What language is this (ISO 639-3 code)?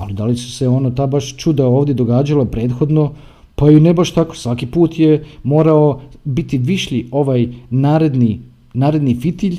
hrv